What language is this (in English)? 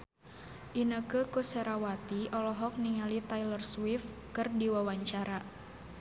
Sundanese